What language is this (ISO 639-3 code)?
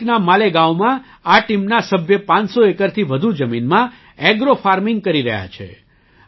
guj